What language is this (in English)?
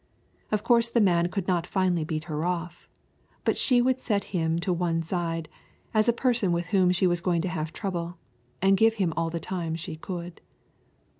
English